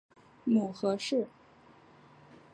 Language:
Chinese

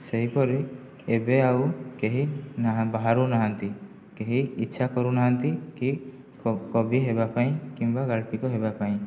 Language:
Odia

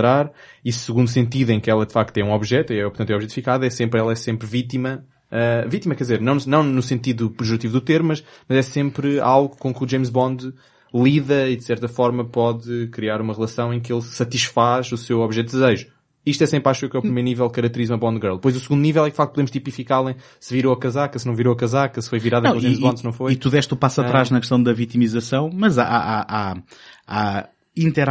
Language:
Portuguese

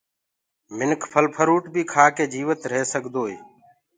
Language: Gurgula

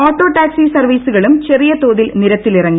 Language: Malayalam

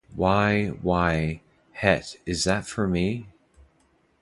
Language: English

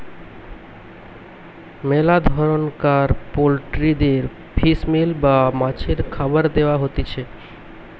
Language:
Bangla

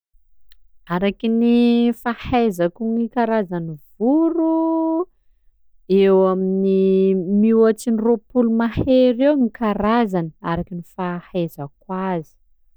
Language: Sakalava Malagasy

